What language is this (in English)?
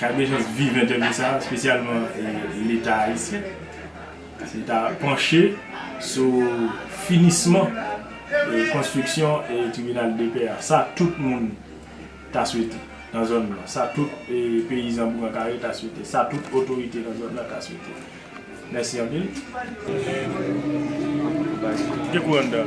French